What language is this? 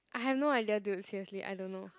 English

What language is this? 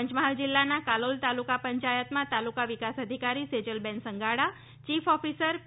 Gujarati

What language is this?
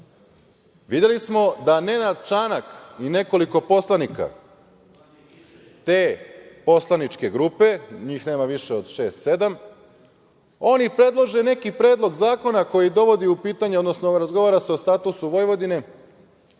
Serbian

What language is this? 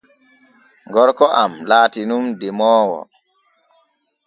Borgu Fulfulde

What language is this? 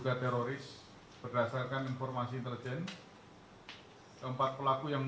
Indonesian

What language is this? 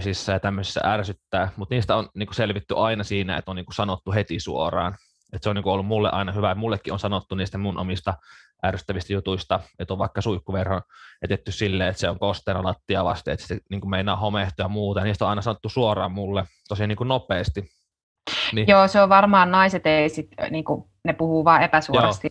Finnish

